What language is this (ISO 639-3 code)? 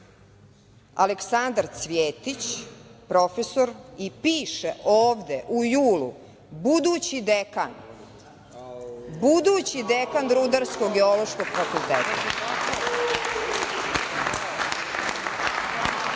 srp